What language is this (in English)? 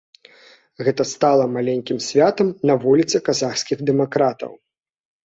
Belarusian